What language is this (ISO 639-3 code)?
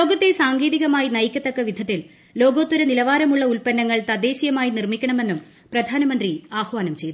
mal